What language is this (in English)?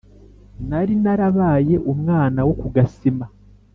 Kinyarwanda